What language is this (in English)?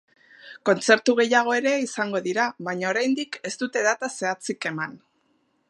Basque